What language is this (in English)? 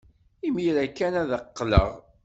Kabyle